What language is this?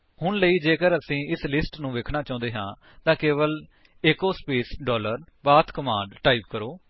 Punjabi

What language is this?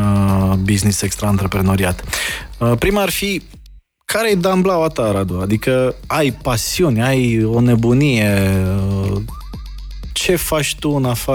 Romanian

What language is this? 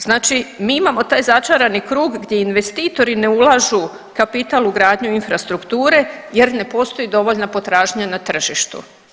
Croatian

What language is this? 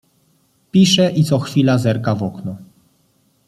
Polish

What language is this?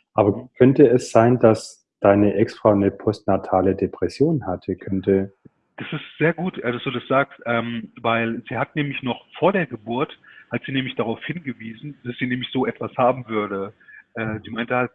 German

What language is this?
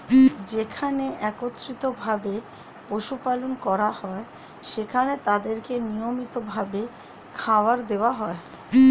Bangla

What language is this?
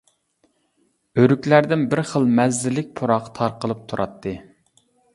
Uyghur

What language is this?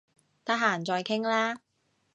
Cantonese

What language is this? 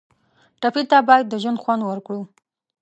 Pashto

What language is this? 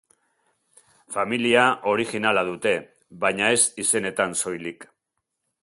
Basque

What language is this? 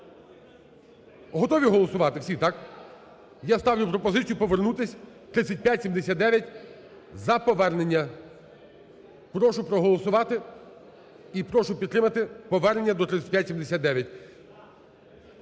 Ukrainian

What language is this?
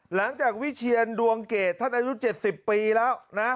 Thai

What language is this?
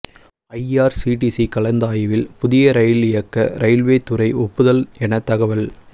Tamil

